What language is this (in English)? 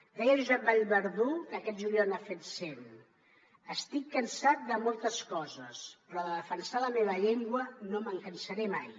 Catalan